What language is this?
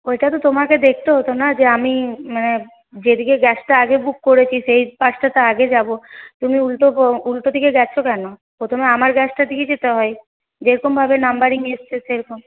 Bangla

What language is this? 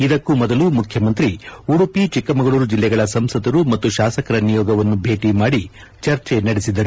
Kannada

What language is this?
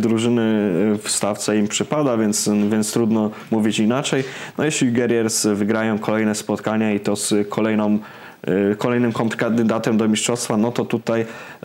Polish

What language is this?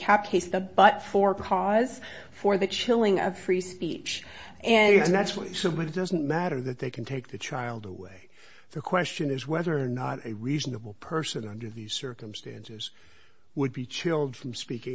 English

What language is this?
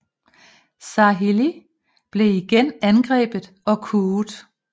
Danish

